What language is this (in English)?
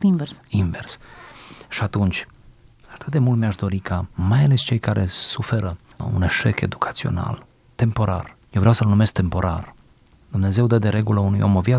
Romanian